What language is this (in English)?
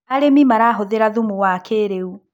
Kikuyu